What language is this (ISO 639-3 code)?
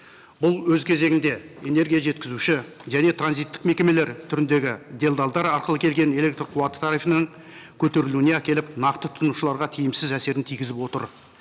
kaz